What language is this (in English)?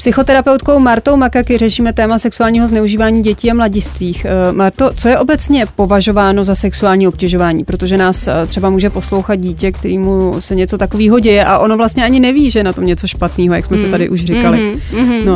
Czech